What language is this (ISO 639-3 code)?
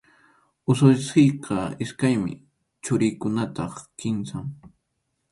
qxu